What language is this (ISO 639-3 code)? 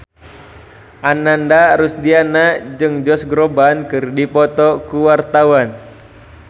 sun